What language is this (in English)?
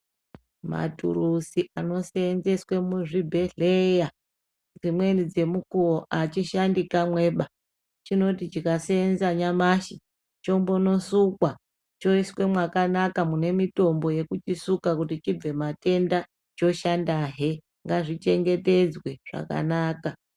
Ndau